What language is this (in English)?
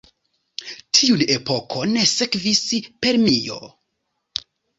Esperanto